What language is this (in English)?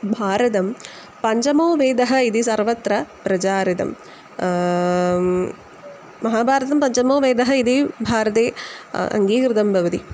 Sanskrit